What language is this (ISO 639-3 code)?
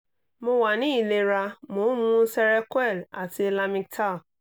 yor